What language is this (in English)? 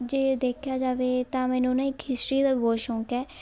Punjabi